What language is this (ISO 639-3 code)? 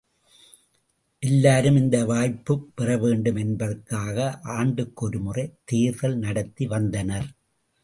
tam